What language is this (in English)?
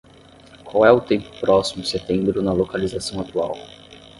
Portuguese